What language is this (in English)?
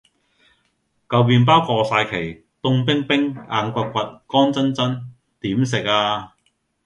Cantonese